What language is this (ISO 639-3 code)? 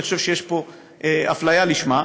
heb